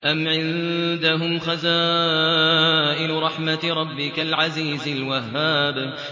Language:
Arabic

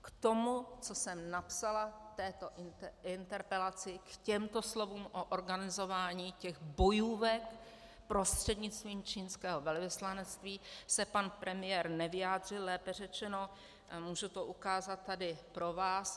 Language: Czech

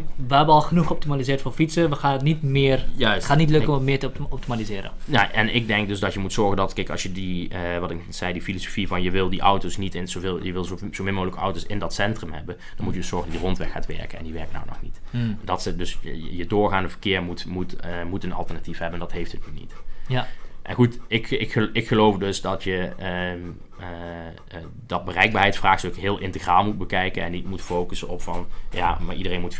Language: Dutch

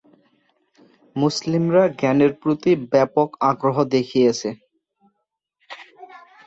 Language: Bangla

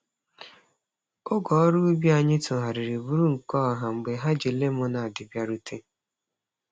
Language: Igbo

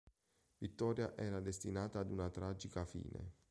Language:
Italian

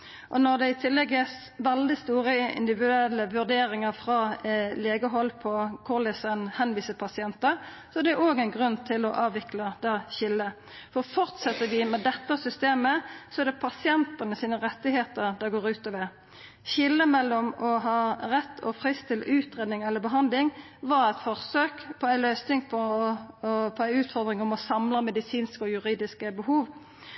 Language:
Norwegian Nynorsk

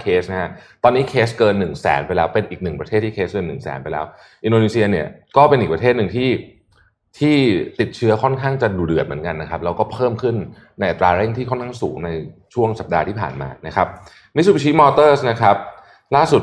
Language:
Thai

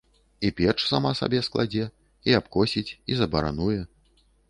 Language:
Belarusian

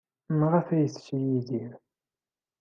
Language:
Kabyle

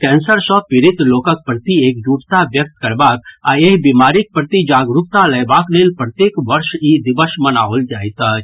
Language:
Maithili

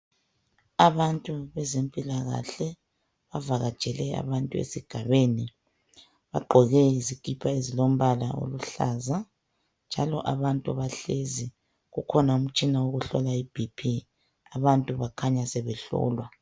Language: North Ndebele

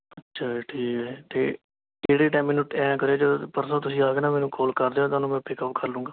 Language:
Punjabi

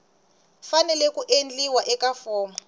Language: Tsonga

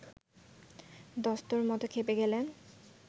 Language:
Bangla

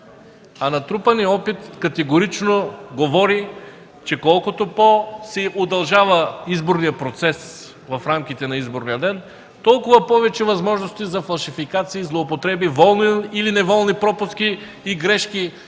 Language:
Bulgarian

